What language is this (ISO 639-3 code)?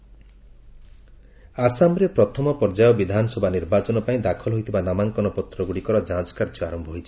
ori